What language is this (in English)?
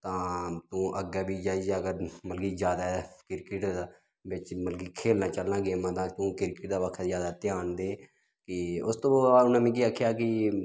Dogri